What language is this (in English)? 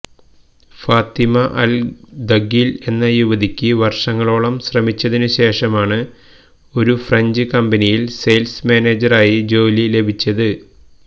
Malayalam